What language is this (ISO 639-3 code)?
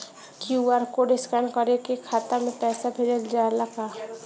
bho